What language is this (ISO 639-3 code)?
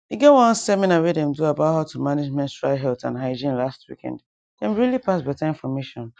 pcm